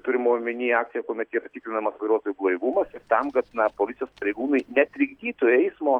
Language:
Lithuanian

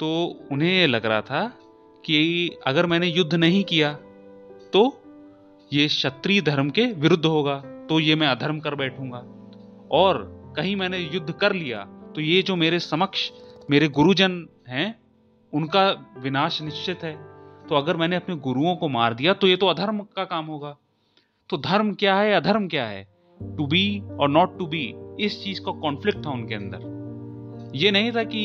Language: Hindi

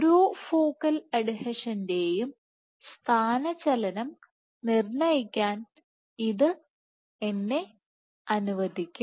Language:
Malayalam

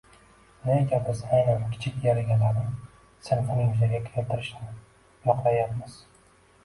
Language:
Uzbek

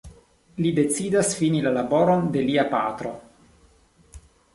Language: Esperanto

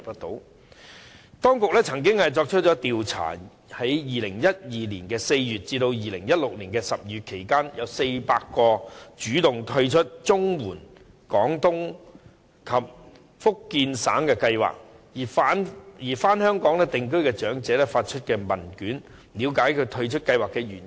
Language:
Cantonese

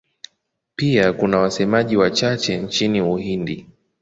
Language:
Swahili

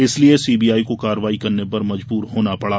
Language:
Hindi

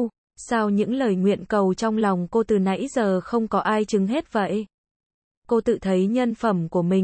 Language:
Vietnamese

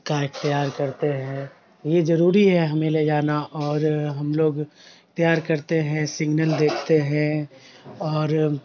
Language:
Urdu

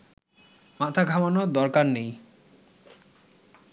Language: Bangla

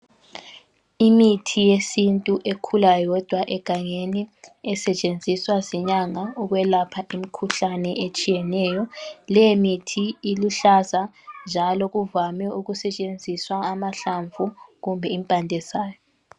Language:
North Ndebele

